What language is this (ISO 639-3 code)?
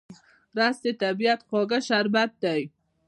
pus